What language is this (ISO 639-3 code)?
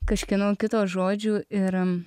lit